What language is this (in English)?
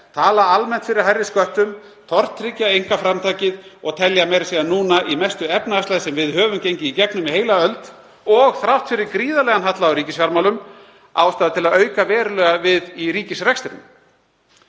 Icelandic